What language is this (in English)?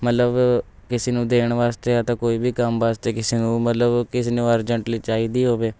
Punjabi